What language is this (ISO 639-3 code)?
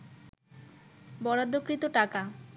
ben